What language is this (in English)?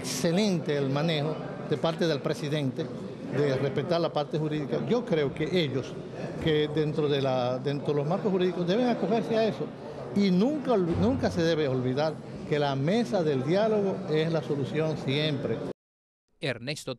Spanish